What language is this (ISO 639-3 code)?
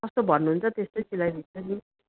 nep